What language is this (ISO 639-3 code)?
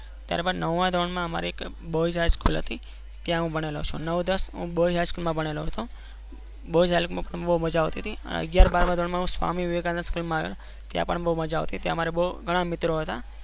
guj